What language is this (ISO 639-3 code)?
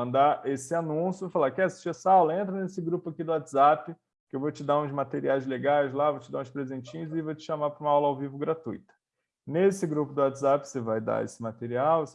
por